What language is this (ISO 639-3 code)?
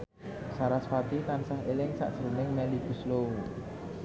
jav